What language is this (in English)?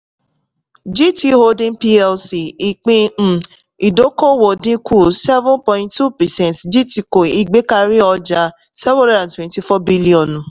Yoruba